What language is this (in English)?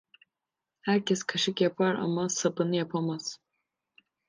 Turkish